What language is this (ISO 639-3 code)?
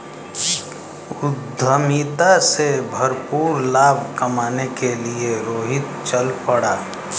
hin